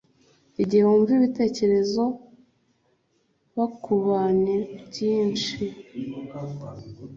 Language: Kinyarwanda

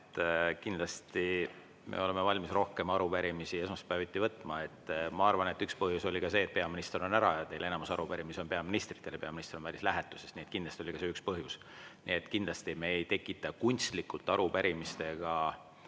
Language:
Estonian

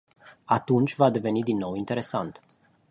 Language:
Romanian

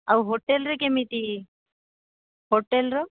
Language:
Odia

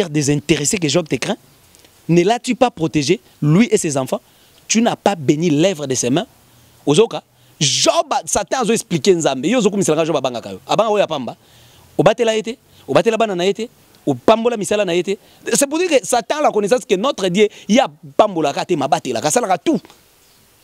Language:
French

